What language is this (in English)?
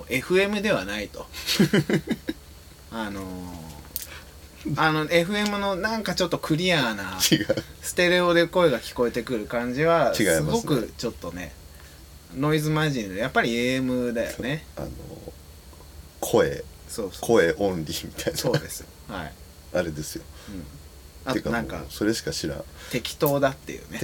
Japanese